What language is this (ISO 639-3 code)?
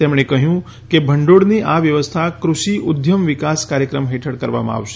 guj